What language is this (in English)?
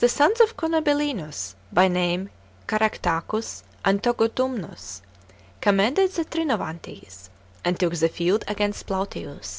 English